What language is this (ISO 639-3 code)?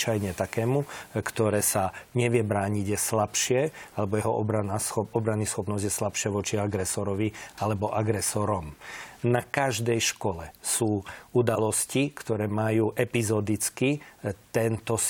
slk